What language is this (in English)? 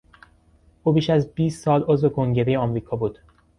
Persian